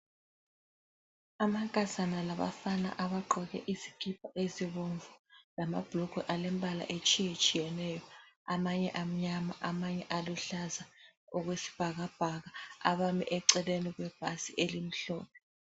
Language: North Ndebele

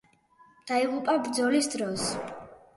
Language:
Georgian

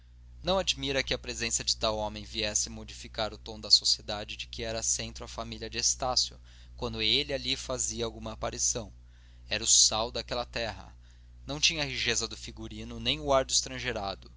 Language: Portuguese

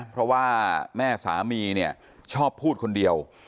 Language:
Thai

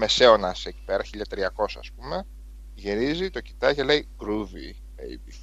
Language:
Greek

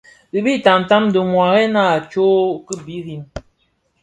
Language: Bafia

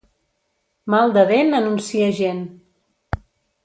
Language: Catalan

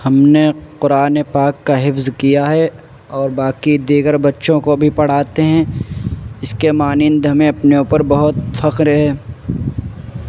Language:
Urdu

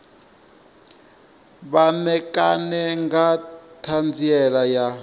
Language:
Venda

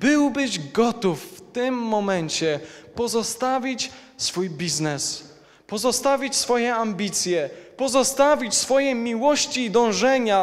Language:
Polish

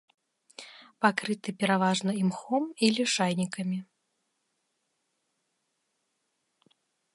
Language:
Belarusian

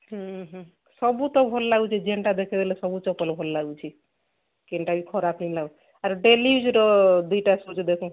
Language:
Odia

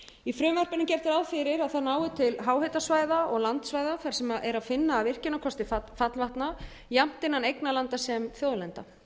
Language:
Icelandic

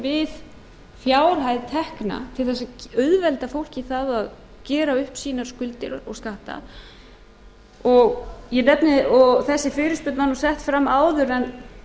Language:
Icelandic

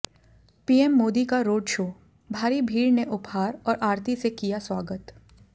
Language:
Hindi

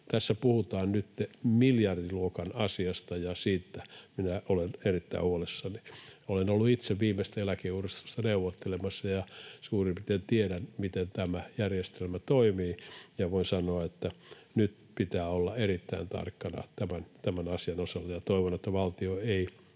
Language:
Finnish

